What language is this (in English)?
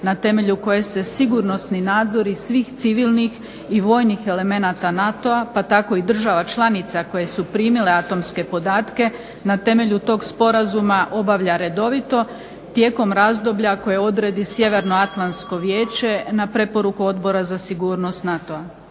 Croatian